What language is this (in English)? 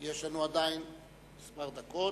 Hebrew